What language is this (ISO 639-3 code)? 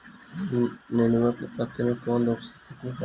bho